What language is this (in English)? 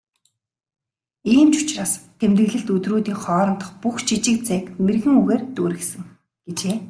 Mongolian